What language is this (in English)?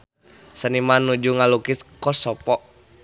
Sundanese